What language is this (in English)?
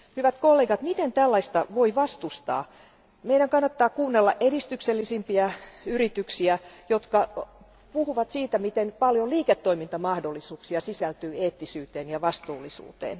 Finnish